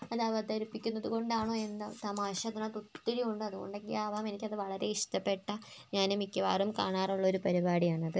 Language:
Malayalam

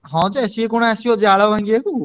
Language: Odia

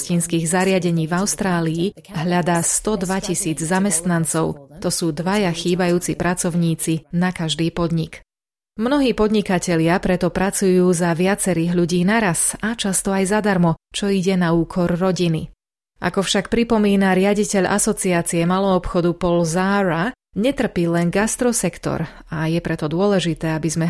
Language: Slovak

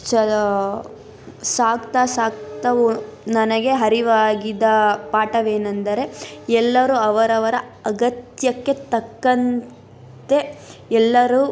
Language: Kannada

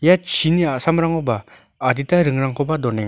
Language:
Garo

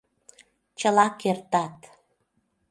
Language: Mari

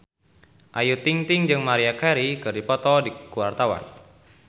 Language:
Sundanese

